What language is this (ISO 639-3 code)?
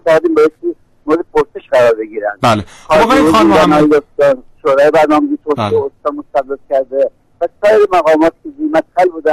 fas